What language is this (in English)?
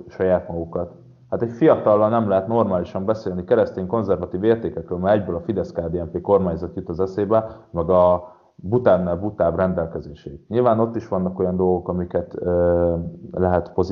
Hungarian